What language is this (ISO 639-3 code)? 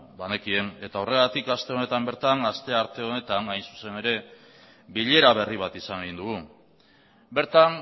eus